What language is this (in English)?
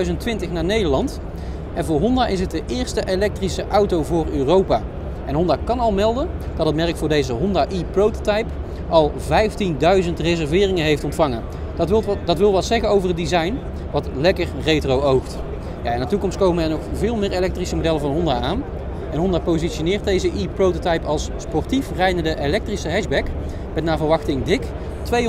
Dutch